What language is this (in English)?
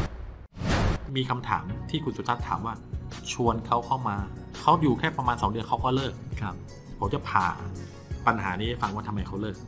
Thai